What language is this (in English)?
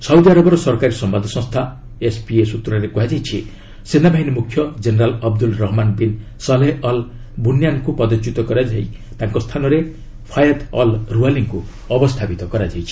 Odia